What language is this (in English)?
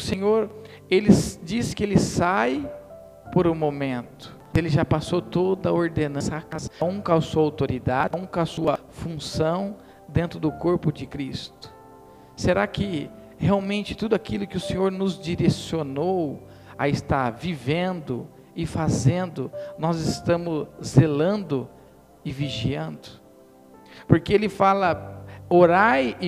Portuguese